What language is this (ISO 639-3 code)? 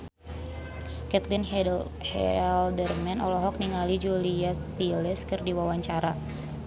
sun